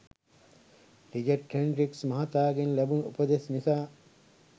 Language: Sinhala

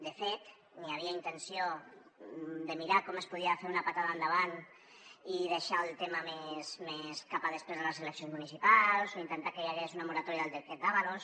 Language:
Catalan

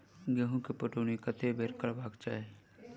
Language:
Maithili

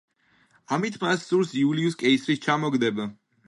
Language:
Georgian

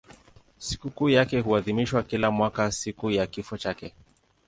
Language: Swahili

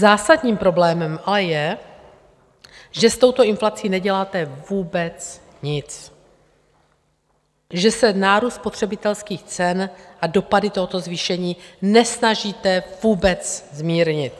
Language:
Czech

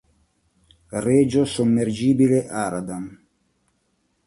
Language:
Italian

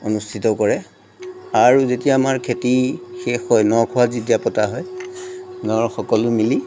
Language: Assamese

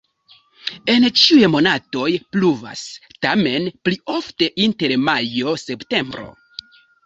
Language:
Esperanto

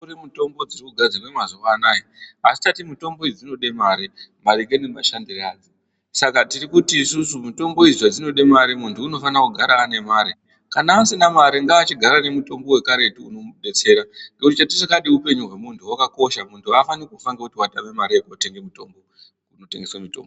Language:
Ndau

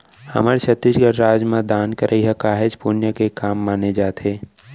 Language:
Chhattisgarhi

